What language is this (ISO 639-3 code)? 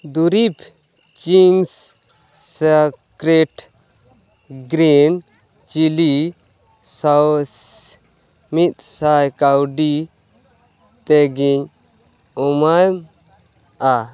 sat